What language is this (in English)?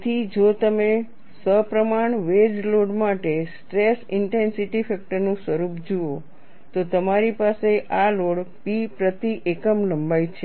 Gujarati